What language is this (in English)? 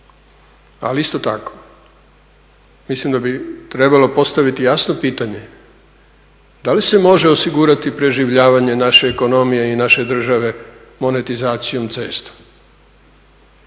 Croatian